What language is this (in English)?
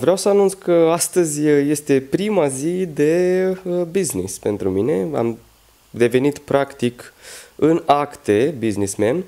Romanian